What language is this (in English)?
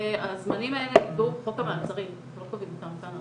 Hebrew